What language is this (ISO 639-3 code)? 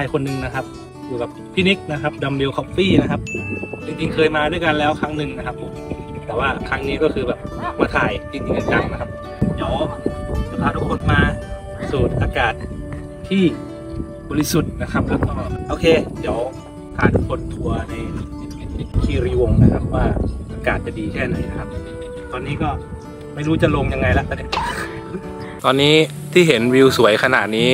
tha